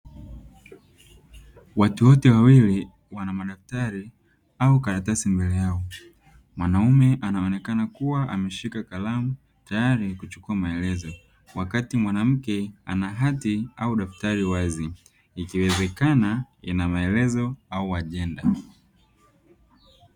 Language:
Swahili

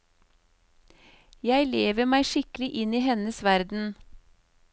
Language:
Norwegian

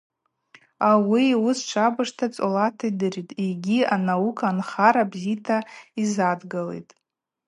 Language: Abaza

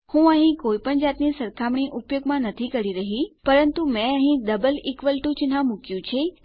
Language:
Gujarati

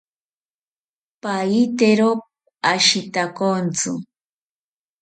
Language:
South Ucayali Ashéninka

